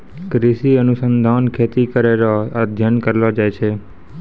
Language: Maithili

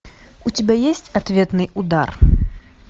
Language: Russian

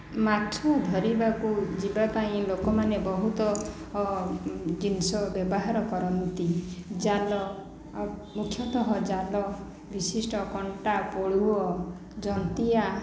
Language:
Odia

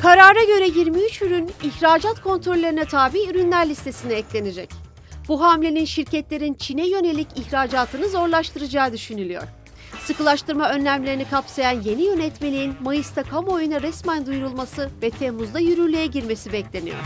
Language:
Turkish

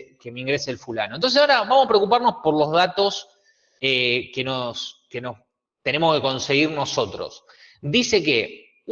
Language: Spanish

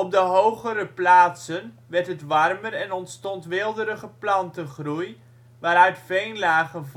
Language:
Dutch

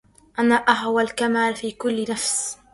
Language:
Arabic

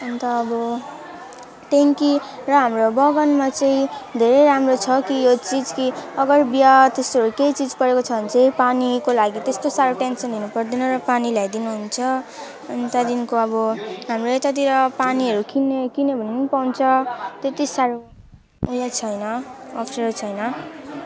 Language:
Nepali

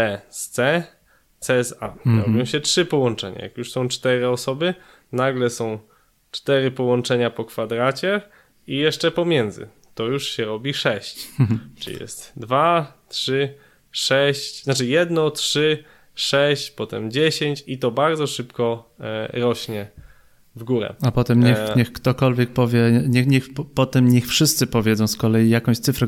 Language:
Polish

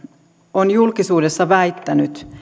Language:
Finnish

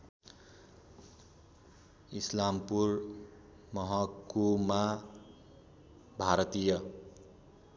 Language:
Nepali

